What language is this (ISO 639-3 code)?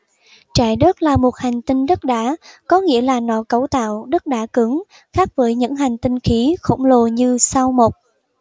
vie